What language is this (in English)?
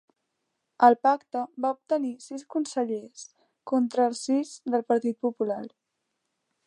Catalan